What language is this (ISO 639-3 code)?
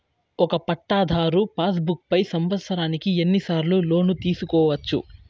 tel